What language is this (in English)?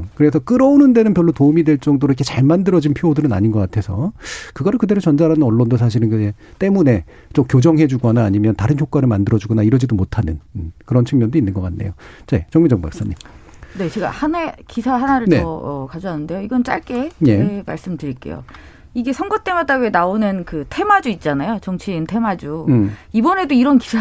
Korean